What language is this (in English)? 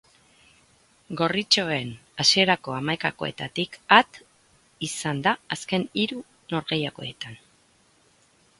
Basque